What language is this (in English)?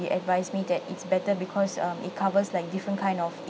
English